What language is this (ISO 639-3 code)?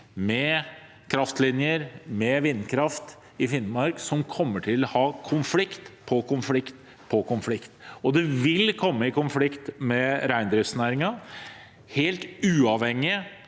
nor